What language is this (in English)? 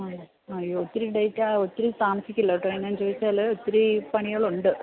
Malayalam